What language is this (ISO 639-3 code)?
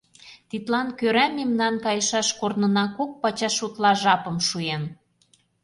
chm